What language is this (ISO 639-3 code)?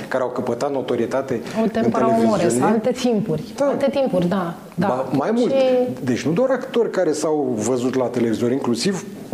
ron